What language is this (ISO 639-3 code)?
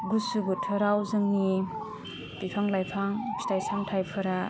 brx